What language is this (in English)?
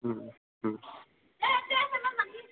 Assamese